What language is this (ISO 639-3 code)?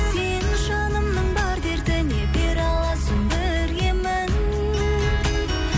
kaz